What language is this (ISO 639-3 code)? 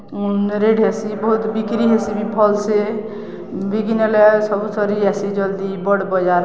ori